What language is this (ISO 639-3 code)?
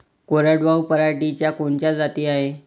mar